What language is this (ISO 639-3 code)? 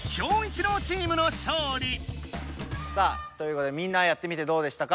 jpn